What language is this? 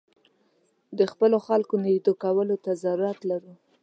Pashto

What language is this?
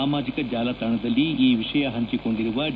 Kannada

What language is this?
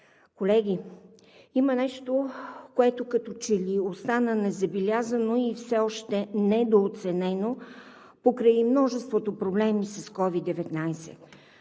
Bulgarian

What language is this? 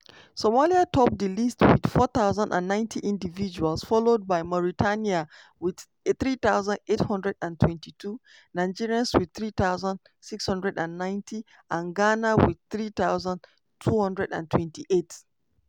Nigerian Pidgin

